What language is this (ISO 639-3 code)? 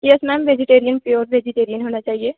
hin